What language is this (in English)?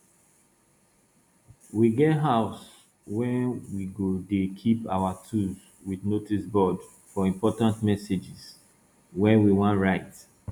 Nigerian Pidgin